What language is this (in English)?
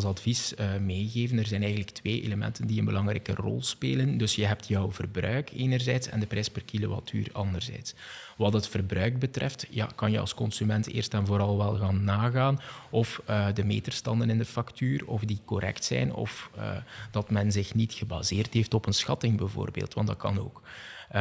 Dutch